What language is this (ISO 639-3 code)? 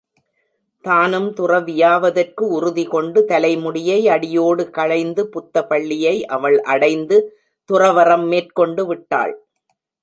tam